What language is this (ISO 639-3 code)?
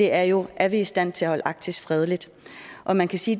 dan